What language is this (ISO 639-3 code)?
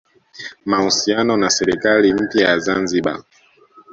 swa